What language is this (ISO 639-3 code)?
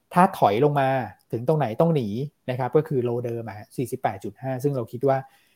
tha